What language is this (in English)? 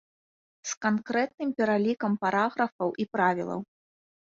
Belarusian